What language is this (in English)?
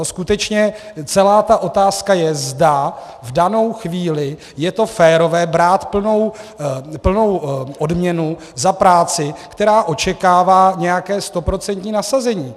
Czech